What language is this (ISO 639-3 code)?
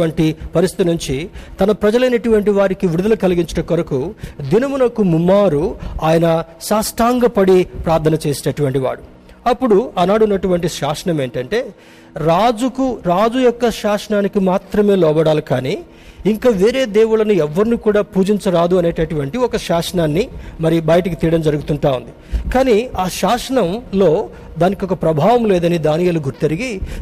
tel